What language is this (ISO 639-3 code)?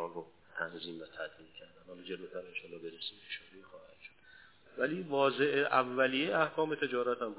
fas